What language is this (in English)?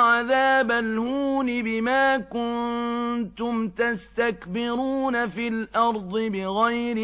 Arabic